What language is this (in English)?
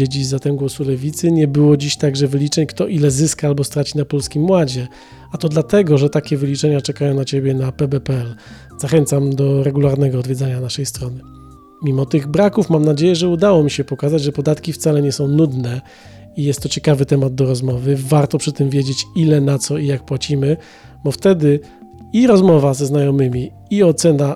Polish